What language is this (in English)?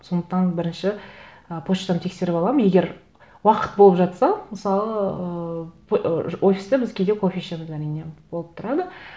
Kazakh